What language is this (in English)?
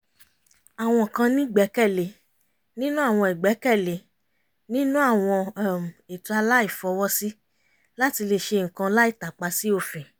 Yoruba